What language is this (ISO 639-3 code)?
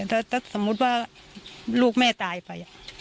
tha